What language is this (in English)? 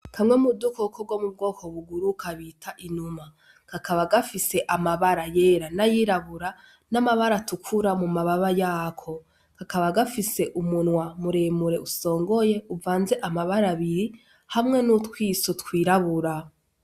Rundi